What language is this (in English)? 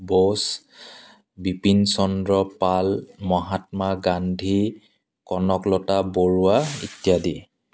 Assamese